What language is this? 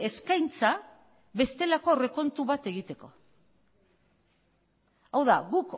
Basque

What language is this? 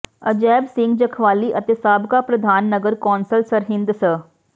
Punjabi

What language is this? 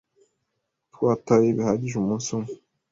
Kinyarwanda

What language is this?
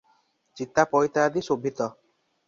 Odia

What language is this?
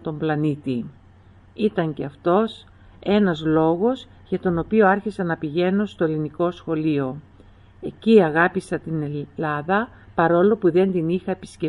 Greek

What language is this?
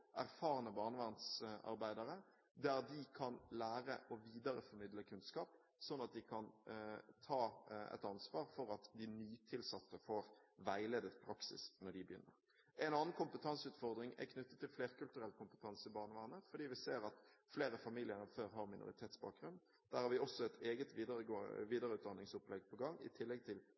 Norwegian Bokmål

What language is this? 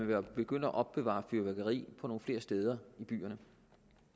Danish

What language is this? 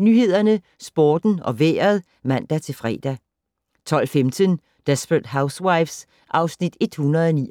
Danish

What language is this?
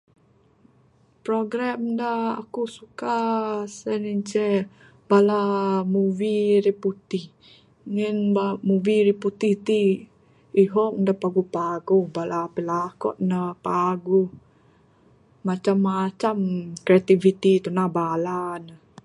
Bukar-Sadung Bidayuh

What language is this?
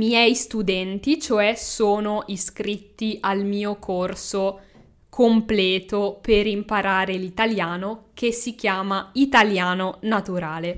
Italian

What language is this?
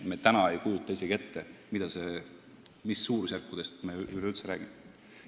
Estonian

